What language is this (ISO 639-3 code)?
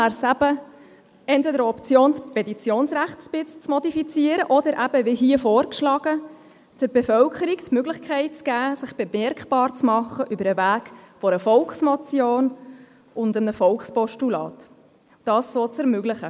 gsw